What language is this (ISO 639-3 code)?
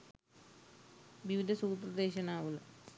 sin